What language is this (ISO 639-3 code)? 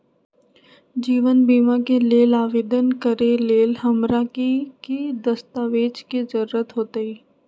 mag